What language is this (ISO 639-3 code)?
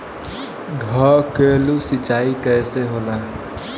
bho